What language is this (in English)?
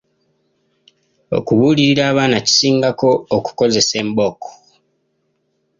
Ganda